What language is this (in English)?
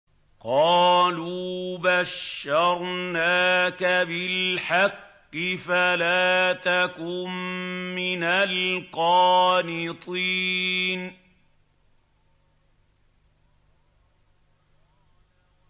Arabic